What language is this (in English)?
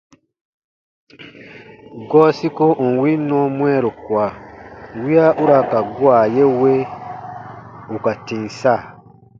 Baatonum